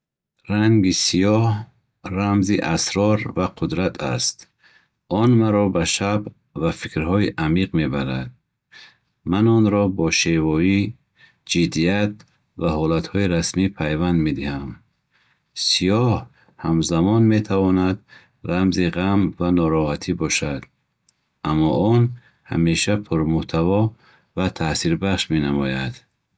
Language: Bukharic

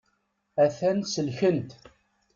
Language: Kabyle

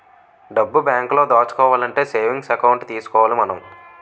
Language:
Telugu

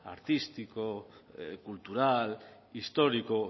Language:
Spanish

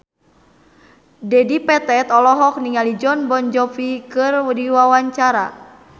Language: Sundanese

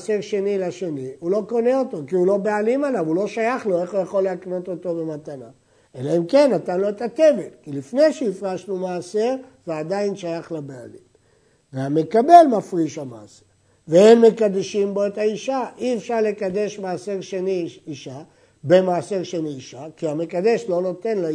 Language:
Hebrew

